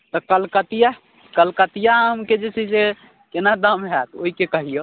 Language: Maithili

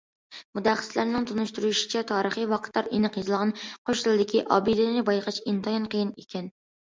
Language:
Uyghur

